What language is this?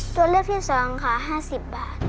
Thai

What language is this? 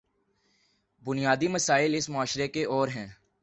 Urdu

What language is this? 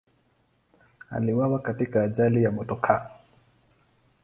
Swahili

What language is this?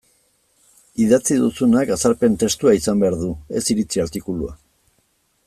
Basque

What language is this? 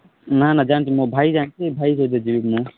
Odia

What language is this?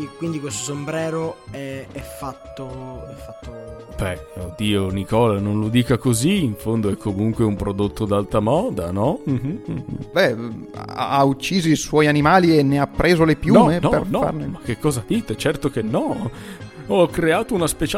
Italian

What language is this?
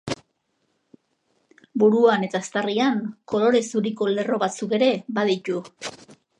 Basque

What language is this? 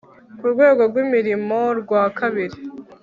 Kinyarwanda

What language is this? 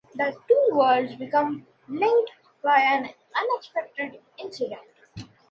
English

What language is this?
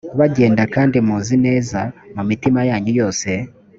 Kinyarwanda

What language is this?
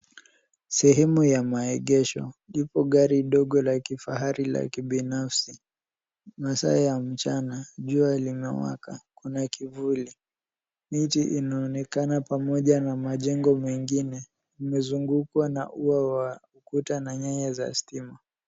Swahili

